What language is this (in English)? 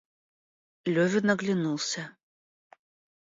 Russian